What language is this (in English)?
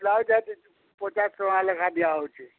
Odia